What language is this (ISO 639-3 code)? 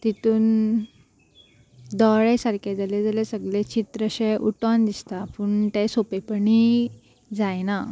kok